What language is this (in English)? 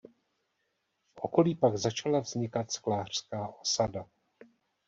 Czech